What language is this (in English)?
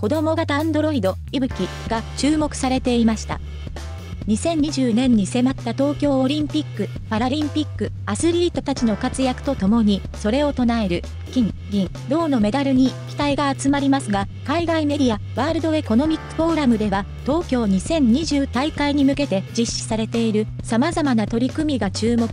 Japanese